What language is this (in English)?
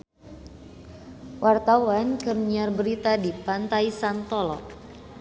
Sundanese